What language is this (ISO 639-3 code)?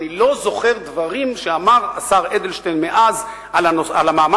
heb